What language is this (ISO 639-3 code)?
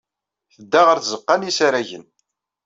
kab